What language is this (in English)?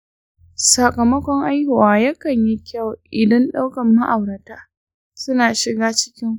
Hausa